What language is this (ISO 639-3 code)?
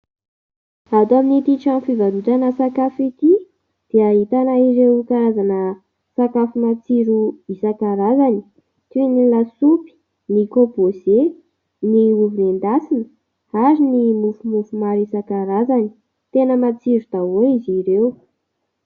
mlg